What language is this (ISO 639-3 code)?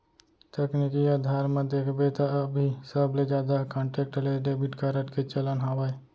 hne